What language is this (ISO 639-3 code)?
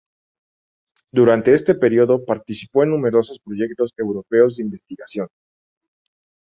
spa